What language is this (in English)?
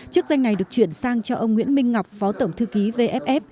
Vietnamese